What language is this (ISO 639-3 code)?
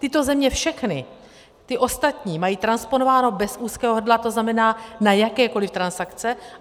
ces